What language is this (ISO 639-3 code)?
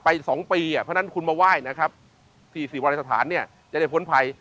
tha